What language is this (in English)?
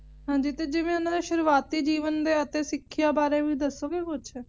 Punjabi